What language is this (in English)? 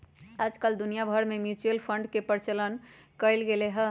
Magahi